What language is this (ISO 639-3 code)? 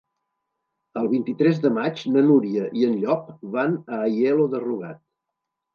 cat